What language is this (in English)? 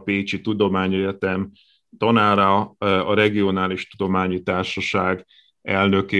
Hungarian